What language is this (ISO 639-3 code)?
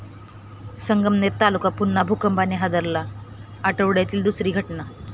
mar